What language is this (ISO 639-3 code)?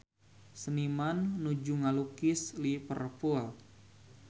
sun